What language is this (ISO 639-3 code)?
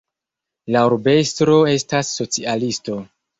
epo